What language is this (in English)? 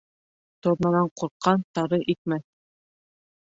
Bashkir